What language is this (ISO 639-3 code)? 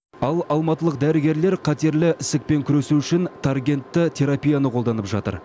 kaz